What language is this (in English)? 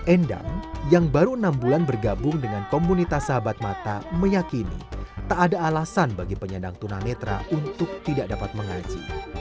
Indonesian